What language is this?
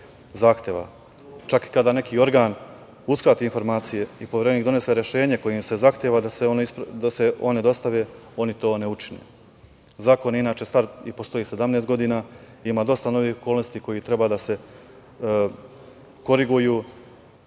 Serbian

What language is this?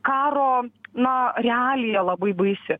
Lithuanian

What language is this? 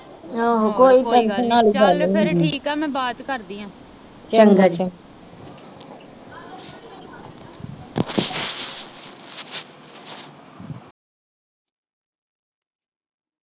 Punjabi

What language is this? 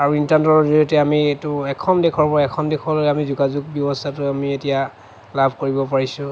Assamese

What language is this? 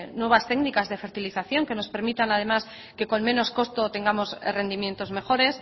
Spanish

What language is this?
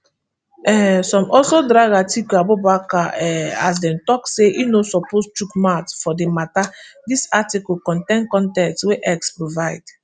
Nigerian Pidgin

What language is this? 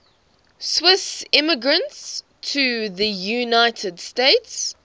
English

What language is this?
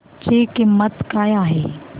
Marathi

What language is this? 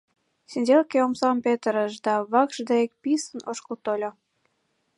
Mari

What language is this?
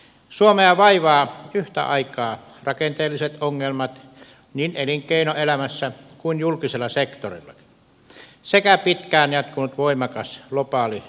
Finnish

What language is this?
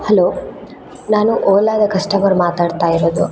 Kannada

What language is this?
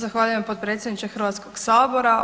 Croatian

